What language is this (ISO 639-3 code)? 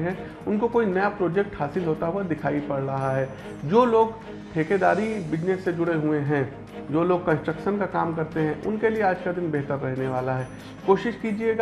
hin